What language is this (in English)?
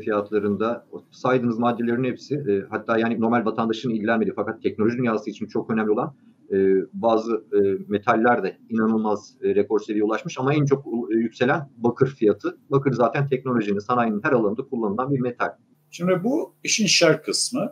Turkish